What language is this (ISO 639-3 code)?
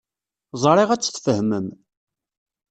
kab